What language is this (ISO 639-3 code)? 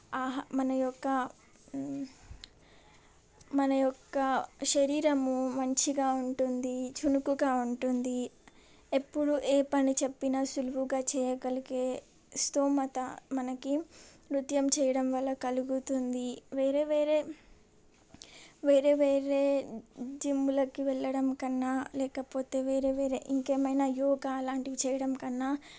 tel